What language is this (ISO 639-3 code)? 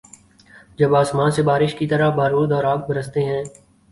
urd